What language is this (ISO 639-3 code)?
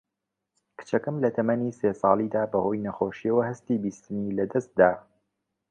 ckb